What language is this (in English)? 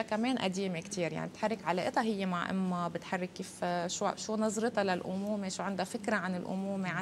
Arabic